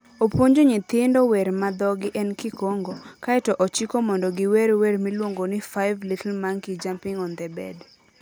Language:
Luo (Kenya and Tanzania)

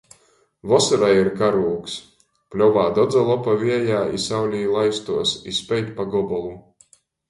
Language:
Latgalian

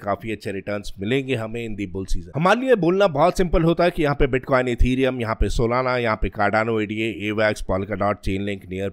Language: Hindi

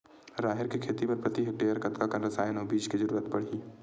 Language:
Chhattisgarhi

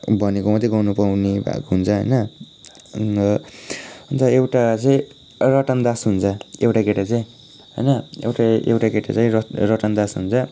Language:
Nepali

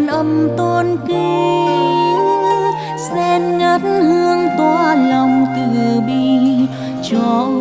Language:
Vietnamese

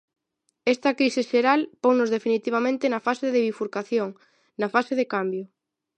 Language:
Galician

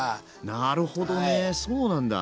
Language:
Japanese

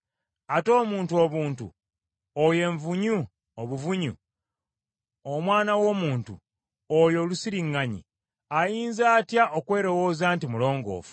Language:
Ganda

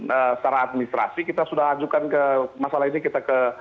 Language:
Indonesian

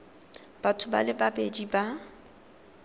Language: Tswana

